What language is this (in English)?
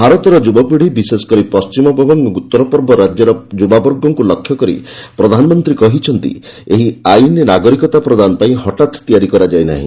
Odia